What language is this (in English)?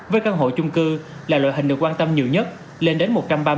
Vietnamese